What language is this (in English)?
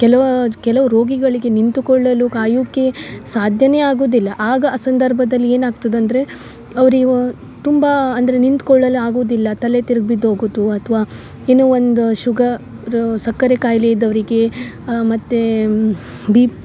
Kannada